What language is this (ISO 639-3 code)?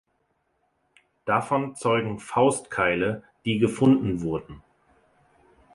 deu